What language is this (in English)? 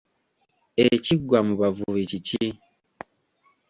Ganda